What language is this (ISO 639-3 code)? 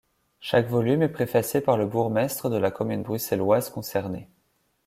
fra